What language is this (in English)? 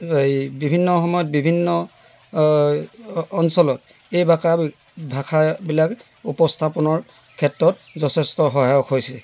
Assamese